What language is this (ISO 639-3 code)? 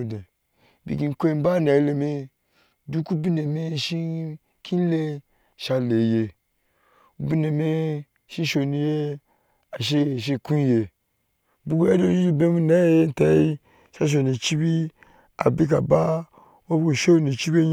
ahs